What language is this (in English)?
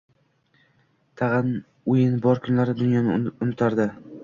Uzbek